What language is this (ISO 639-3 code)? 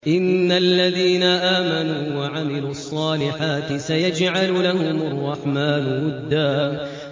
ara